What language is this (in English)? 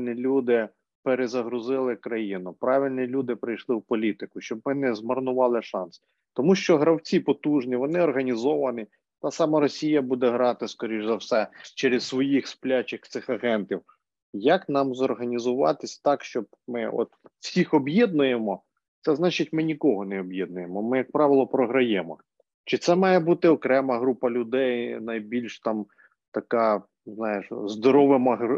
Ukrainian